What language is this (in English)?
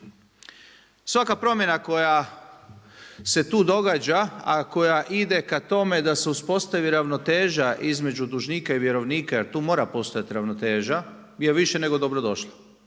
Croatian